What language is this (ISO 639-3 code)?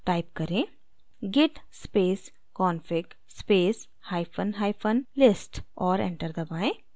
hin